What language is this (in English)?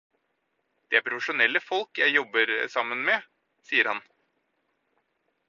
Norwegian Bokmål